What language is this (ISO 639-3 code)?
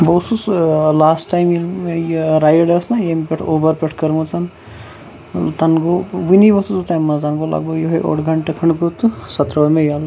kas